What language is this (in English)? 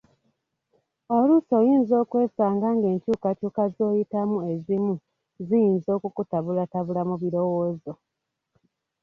Ganda